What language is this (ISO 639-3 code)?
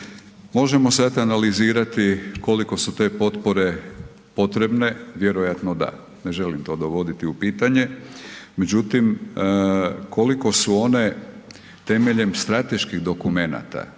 hrv